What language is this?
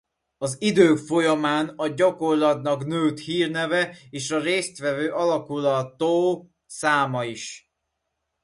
Hungarian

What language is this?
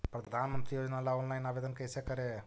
Magahi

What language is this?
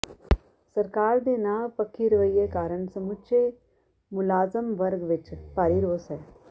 Punjabi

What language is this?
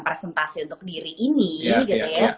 Indonesian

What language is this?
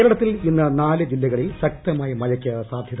Malayalam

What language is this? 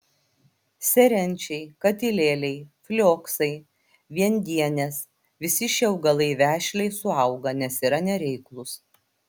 Lithuanian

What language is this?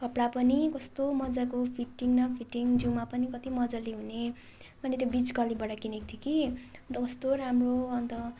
Nepali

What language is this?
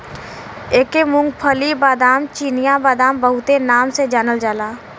Bhojpuri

